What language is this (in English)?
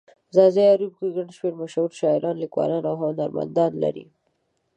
Pashto